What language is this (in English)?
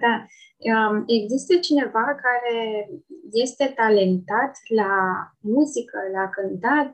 Romanian